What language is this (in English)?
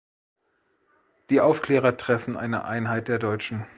German